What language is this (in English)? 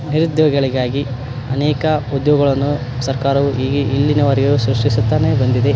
Kannada